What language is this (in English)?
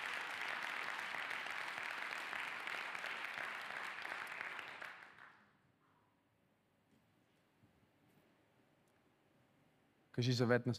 Bulgarian